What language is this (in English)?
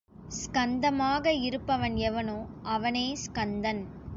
Tamil